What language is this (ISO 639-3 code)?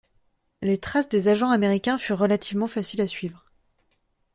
fra